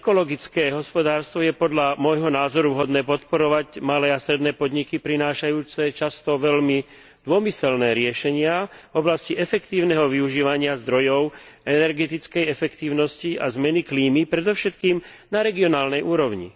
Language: Slovak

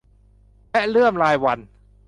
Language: Thai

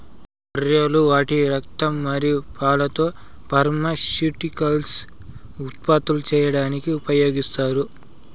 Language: Telugu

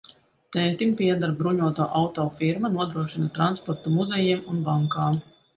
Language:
Latvian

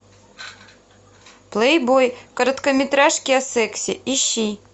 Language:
Russian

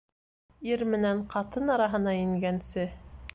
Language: Bashkir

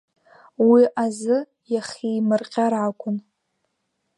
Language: Abkhazian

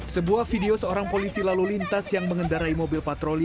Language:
Indonesian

